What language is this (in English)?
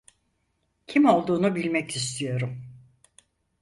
Turkish